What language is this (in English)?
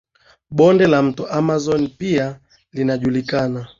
Swahili